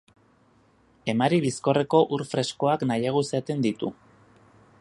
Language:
Basque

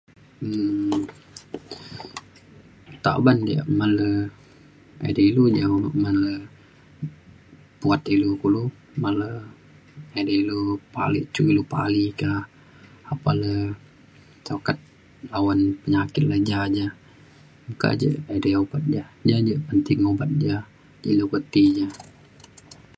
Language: Mainstream Kenyah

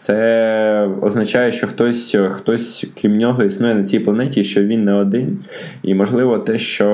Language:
Ukrainian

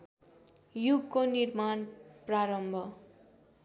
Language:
Nepali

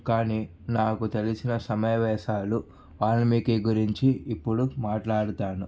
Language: Telugu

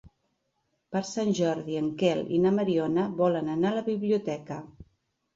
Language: Catalan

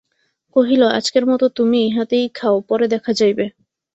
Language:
Bangla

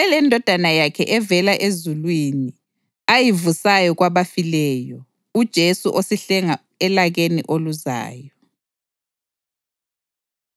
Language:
North Ndebele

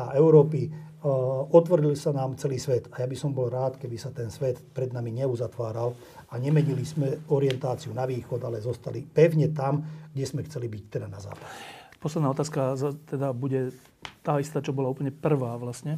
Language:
Slovak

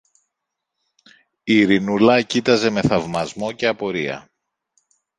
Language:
Greek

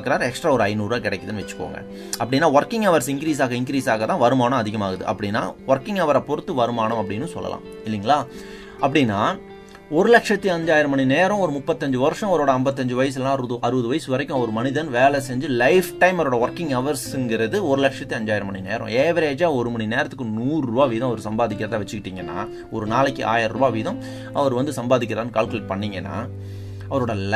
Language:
Tamil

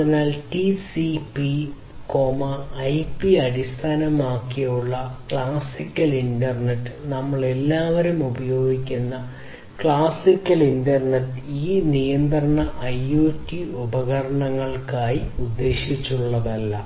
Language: Malayalam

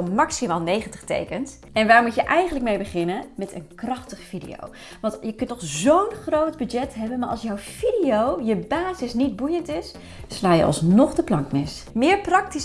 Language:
Dutch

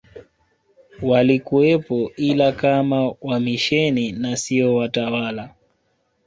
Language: Swahili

